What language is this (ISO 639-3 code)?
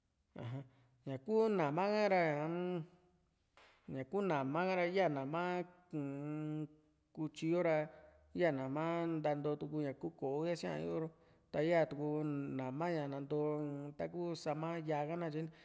vmc